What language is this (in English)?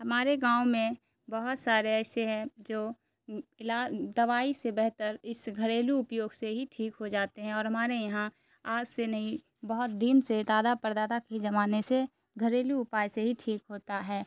Urdu